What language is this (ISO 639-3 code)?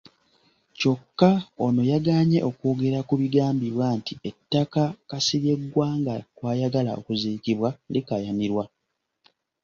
lug